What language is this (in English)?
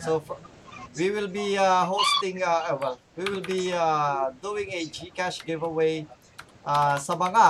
Filipino